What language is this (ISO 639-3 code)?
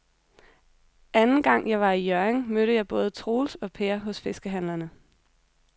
dan